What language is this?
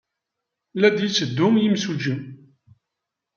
Kabyle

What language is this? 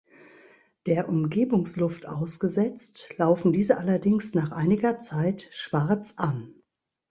German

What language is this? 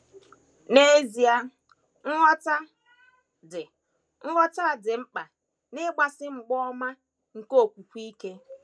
Igbo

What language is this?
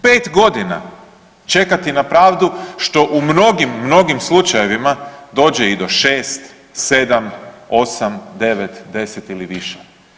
Croatian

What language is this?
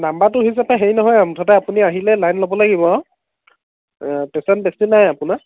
Assamese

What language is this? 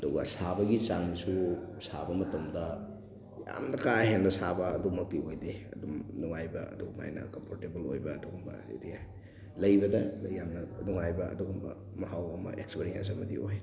Manipuri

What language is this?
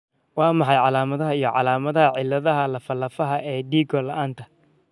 Somali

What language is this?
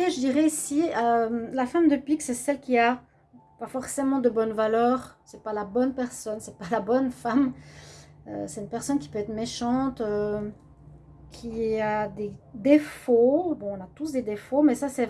French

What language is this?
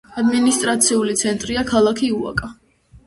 Georgian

